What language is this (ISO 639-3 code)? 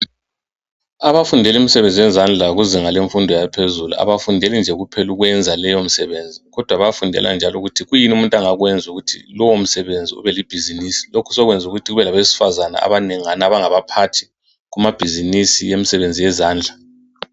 nde